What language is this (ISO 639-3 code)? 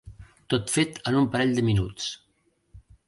cat